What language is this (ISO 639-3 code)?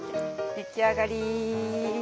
jpn